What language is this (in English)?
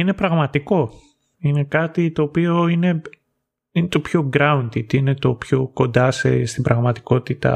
Greek